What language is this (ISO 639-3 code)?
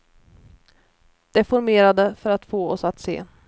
swe